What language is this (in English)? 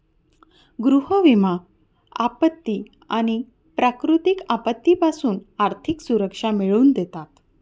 Marathi